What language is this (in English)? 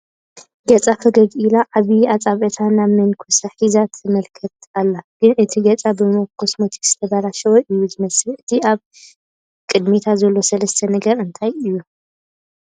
Tigrinya